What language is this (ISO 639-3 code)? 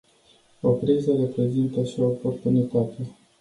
ron